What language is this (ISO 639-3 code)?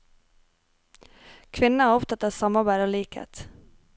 nor